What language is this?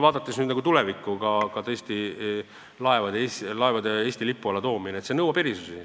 Estonian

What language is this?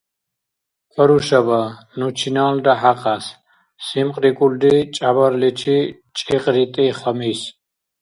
Dargwa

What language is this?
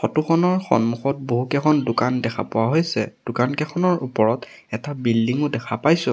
Assamese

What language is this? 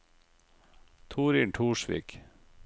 Norwegian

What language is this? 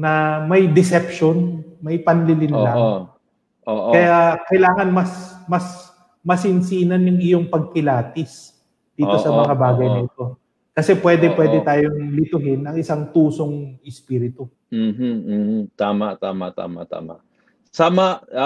Filipino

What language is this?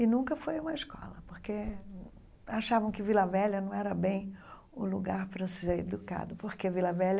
Portuguese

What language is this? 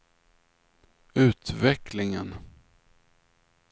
Swedish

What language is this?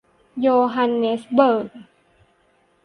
Thai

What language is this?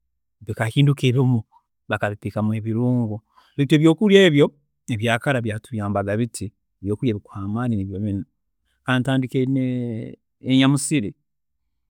Tooro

